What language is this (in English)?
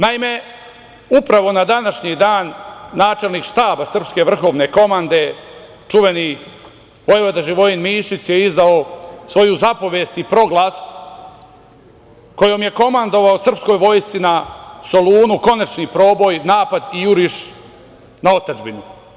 Serbian